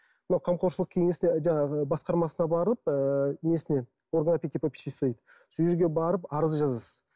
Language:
Kazakh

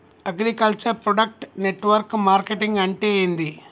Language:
Telugu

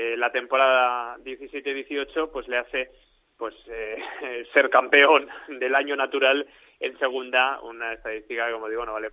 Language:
Spanish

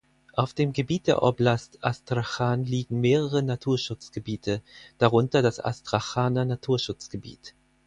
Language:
German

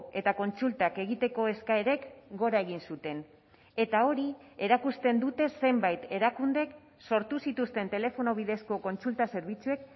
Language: Basque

